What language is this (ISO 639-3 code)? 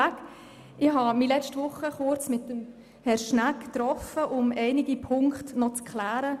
gsw